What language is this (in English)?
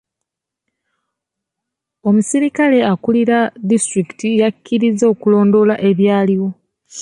Ganda